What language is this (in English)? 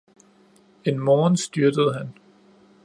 Danish